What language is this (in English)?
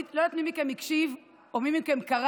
Hebrew